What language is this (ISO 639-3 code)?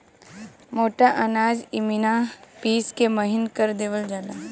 bho